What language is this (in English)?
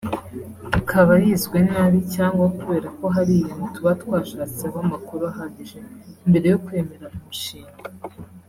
Kinyarwanda